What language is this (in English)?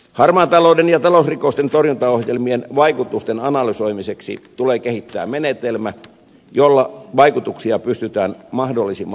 Finnish